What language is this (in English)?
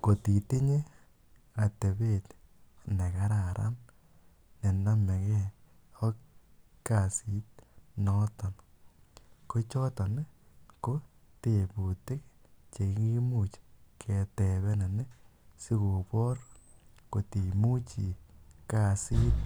Kalenjin